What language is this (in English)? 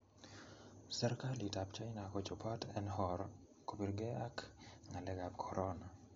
Kalenjin